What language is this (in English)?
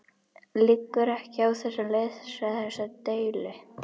Icelandic